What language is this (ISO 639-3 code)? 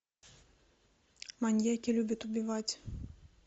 rus